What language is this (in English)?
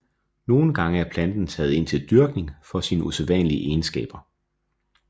Danish